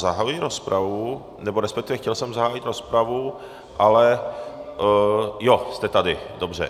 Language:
Czech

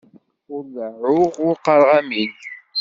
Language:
Kabyle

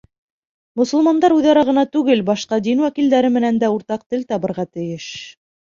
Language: Bashkir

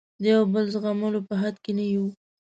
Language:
Pashto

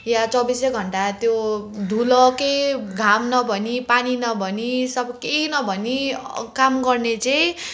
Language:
Nepali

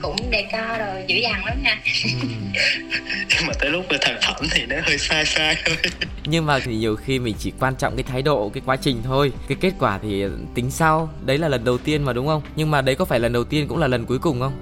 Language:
Vietnamese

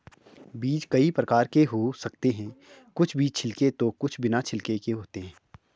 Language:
Hindi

